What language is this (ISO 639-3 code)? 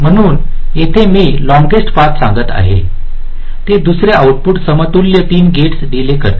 mar